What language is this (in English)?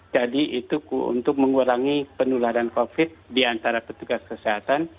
Indonesian